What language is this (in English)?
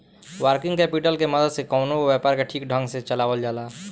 Bhojpuri